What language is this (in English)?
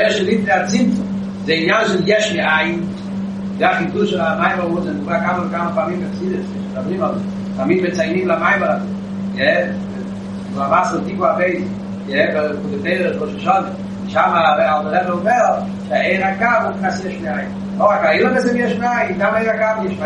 Hebrew